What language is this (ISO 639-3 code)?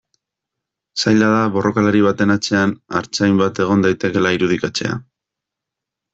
eus